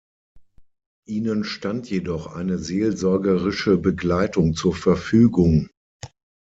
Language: German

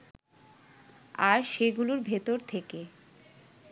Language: Bangla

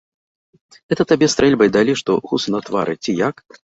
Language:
Belarusian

